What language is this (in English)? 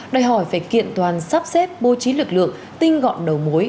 Vietnamese